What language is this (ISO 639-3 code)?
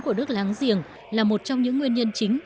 vie